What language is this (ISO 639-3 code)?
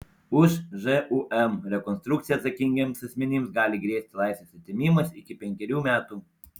lit